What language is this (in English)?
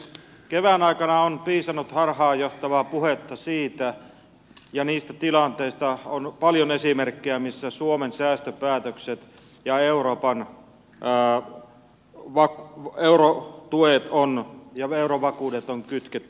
Finnish